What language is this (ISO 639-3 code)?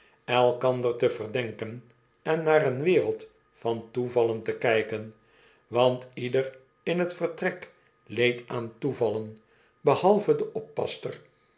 nld